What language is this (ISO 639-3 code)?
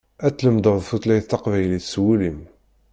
kab